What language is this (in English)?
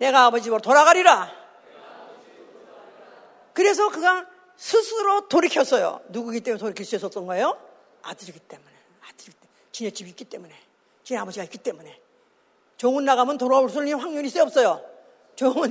Korean